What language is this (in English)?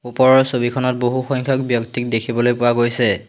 Assamese